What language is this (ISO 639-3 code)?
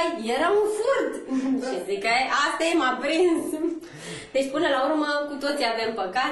ron